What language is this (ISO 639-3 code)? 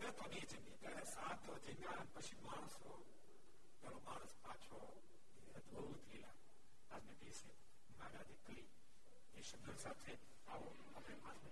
guj